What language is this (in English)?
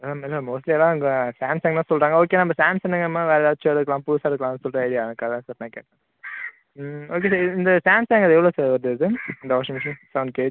Tamil